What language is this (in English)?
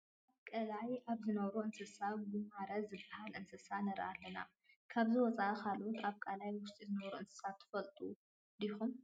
Tigrinya